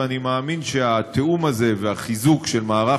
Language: Hebrew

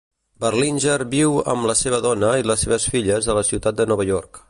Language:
Catalan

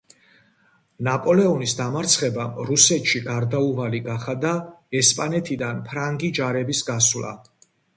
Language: Georgian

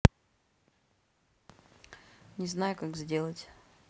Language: Russian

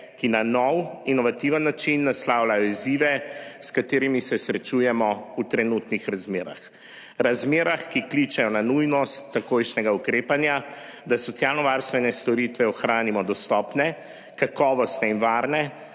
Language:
Slovenian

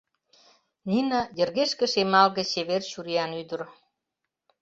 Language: Mari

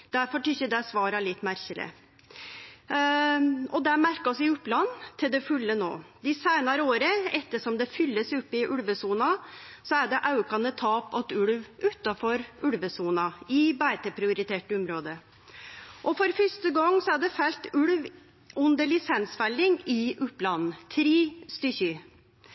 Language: Norwegian Nynorsk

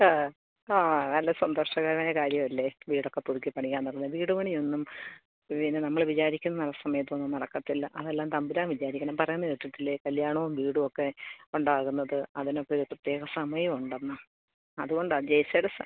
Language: Malayalam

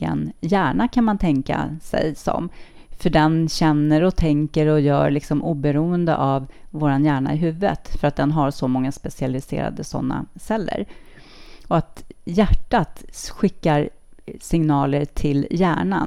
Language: Swedish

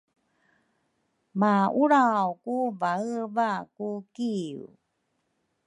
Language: Rukai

